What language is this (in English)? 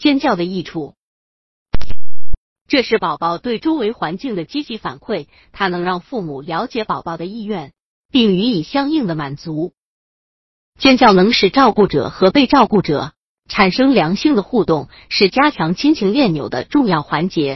Chinese